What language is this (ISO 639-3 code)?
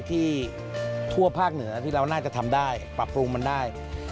tha